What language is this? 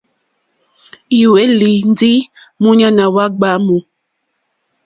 Mokpwe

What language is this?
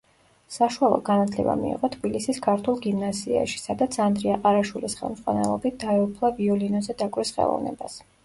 Georgian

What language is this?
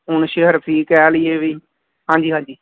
Punjabi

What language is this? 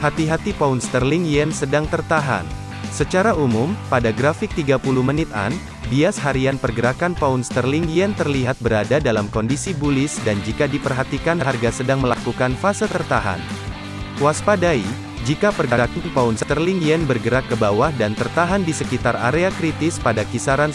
Indonesian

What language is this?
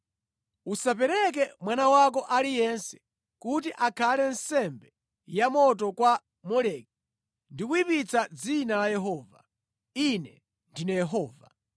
Nyanja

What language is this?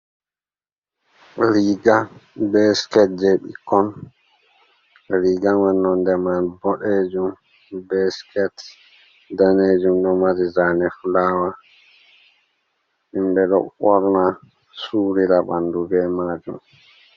Fula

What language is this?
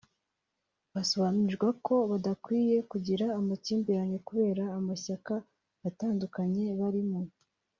Kinyarwanda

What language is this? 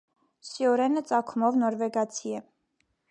Armenian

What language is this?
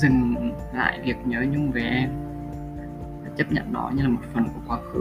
Vietnamese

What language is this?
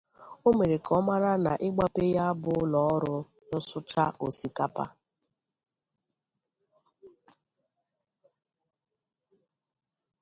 Igbo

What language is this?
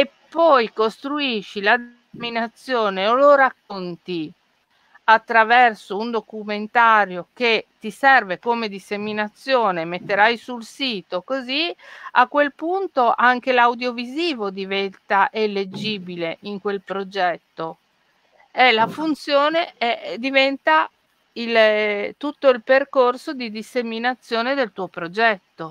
Italian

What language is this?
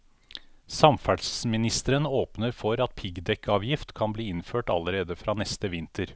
Norwegian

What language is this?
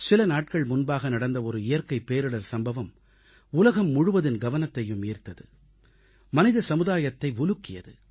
Tamil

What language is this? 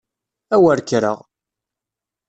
Kabyle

